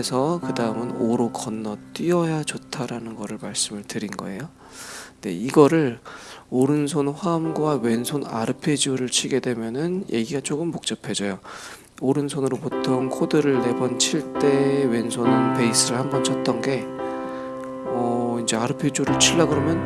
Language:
Korean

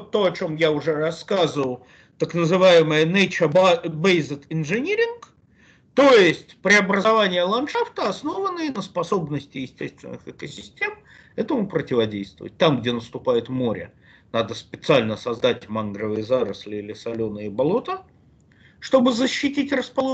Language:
Russian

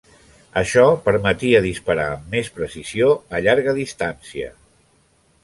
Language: Catalan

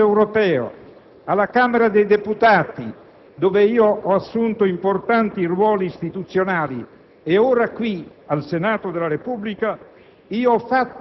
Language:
Italian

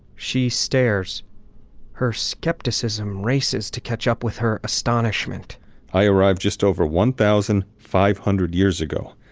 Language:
English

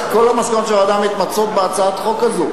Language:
Hebrew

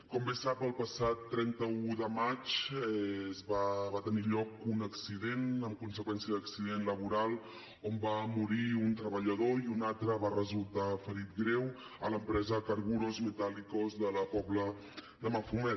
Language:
Catalan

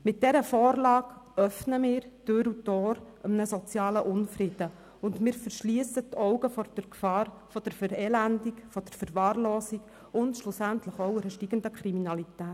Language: Swiss German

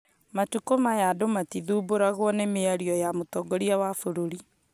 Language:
Kikuyu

